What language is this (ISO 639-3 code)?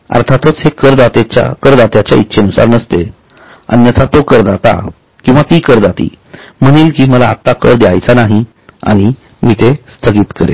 mar